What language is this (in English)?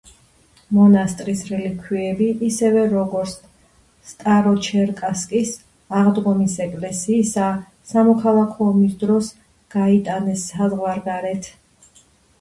Georgian